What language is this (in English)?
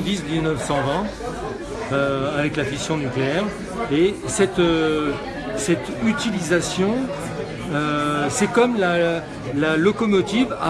French